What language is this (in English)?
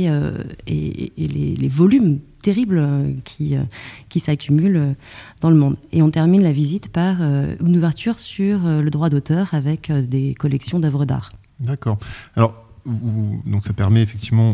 French